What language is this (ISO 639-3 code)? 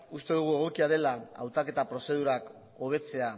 eus